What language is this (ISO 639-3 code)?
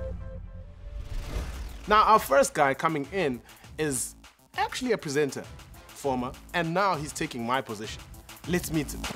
eng